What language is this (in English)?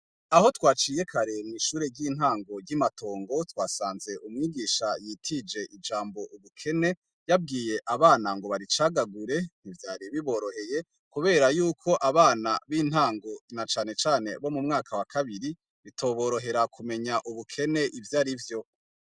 Rundi